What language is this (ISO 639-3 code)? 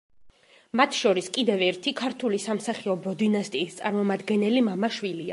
kat